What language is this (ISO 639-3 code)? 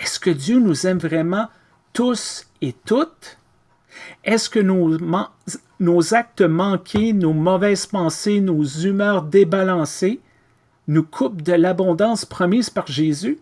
fra